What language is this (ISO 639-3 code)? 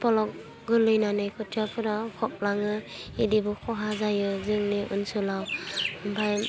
brx